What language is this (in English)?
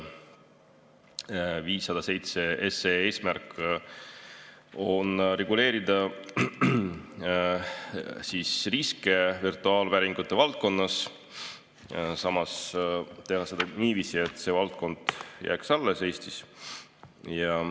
Estonian